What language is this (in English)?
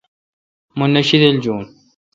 Kalkoti